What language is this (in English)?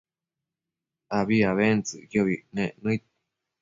Matsés